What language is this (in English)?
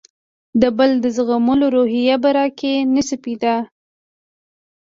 Pashto